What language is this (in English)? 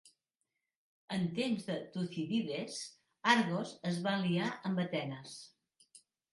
Catalan